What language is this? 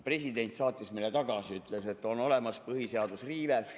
Estonian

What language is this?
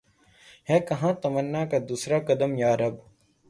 Urdu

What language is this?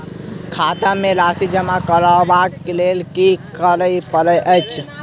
Maithili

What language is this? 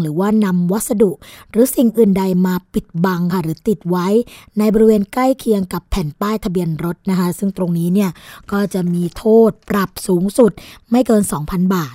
Thai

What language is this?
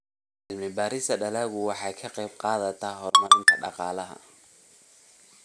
Somali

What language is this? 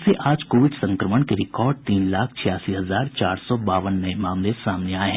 Hindi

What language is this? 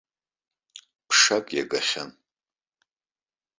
Abkhazian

